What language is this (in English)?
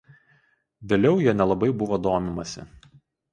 Lithuanian